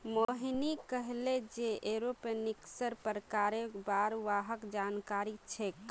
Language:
Magahi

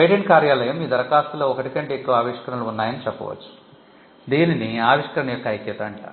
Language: Telugu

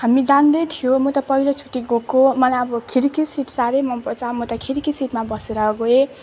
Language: Nepali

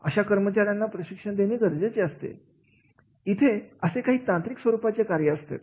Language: Marathi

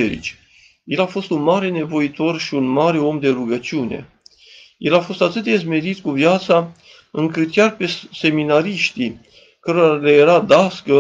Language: Romanian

